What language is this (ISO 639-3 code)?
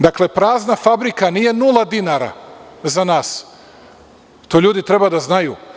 srp